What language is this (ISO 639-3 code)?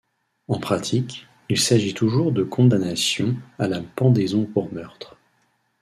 fra